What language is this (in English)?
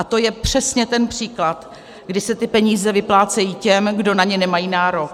Czech